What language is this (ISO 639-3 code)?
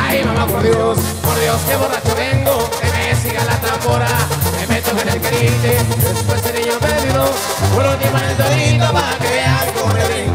spa